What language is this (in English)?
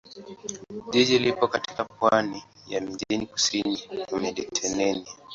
Swahili